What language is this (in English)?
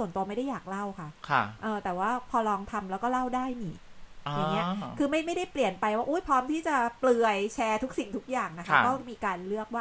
Thai